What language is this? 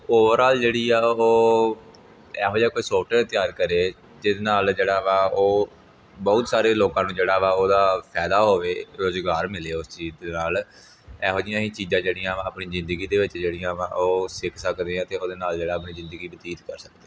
Punjabi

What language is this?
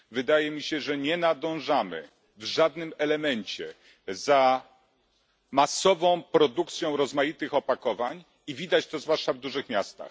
Polish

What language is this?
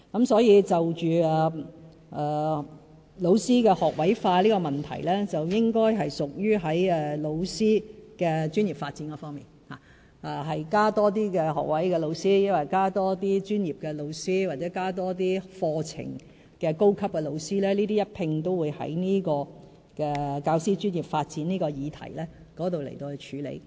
Cantonese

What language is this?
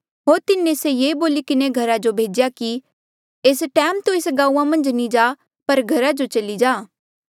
Mandeali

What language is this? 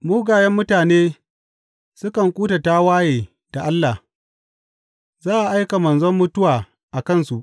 Hausa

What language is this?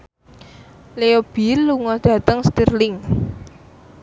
Javanese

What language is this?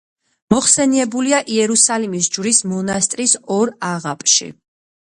Georgian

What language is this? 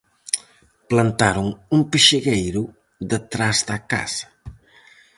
Galician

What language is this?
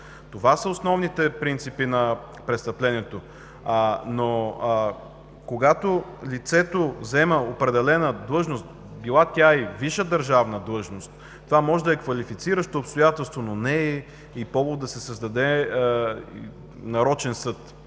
Bulgarian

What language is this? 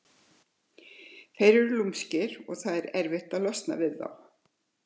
Icelandic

